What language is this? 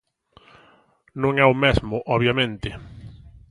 Galician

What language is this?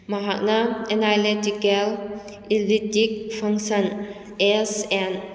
Manipuri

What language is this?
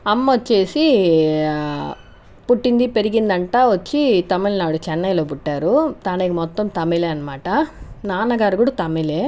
Telugu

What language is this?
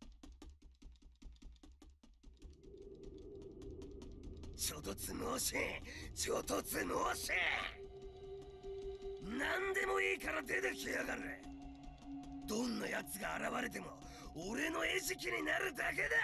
Japanese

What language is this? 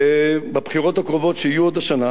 Hebrew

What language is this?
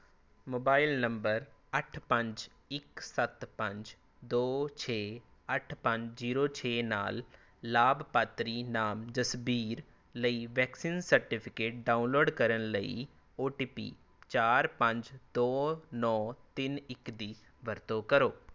Punjabi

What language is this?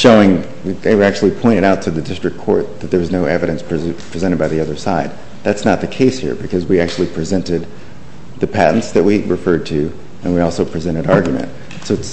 English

